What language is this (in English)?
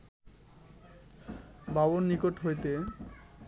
Bangla